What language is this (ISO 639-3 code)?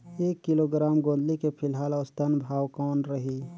hne